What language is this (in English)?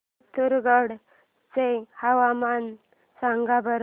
Marathi